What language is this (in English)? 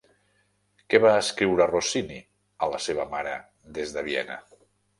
Catalan